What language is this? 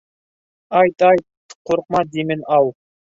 Bashkir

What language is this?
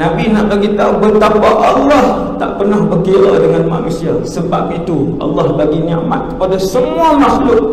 Malay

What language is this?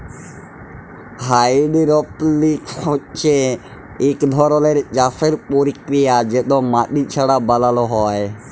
Bangla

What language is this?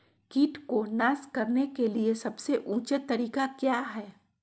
Magahi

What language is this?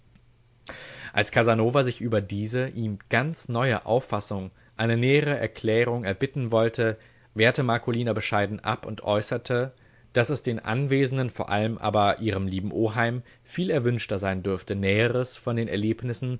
German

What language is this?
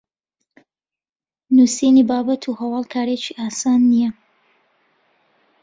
Central Kurdish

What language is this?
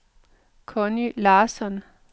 Danish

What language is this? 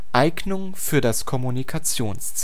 German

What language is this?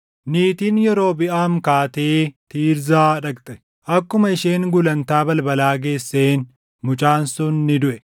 Oromo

